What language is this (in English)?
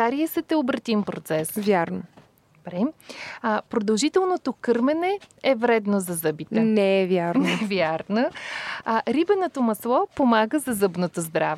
Bulgarian